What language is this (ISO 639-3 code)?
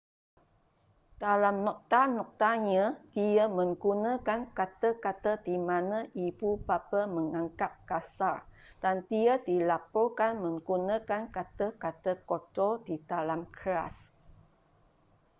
msa